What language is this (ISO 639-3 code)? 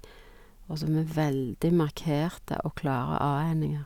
nor